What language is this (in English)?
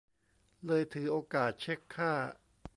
Thai